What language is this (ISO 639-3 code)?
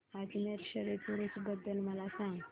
mar